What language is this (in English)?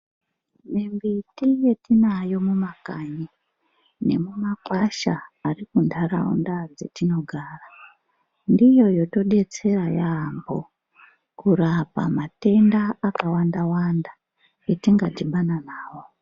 Ndau